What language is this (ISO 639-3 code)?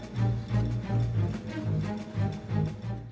ind